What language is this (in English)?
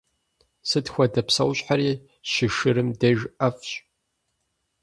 Kabardian